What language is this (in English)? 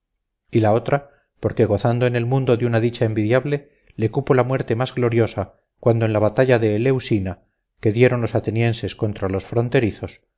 Spanish